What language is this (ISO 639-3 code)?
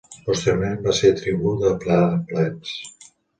cat